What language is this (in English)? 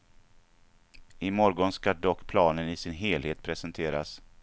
Swedish